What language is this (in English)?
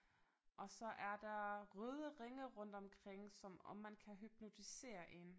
Danish